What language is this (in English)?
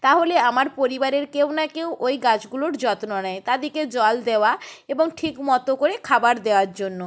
Bangla